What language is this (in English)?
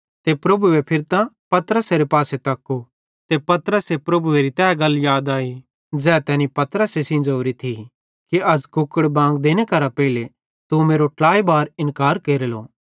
Bhadrawahi